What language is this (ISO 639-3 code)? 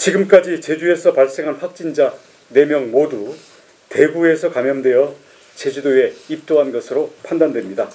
kor